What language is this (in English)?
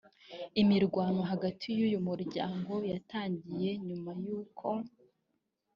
Kinyarwanda